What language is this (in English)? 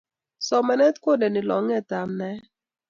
Kalenjin